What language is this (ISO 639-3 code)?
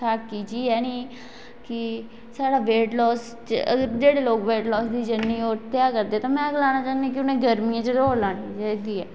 doi